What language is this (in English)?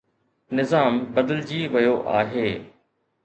Sindhi